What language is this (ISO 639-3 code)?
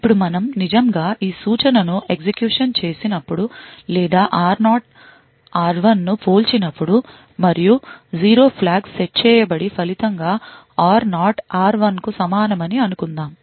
tel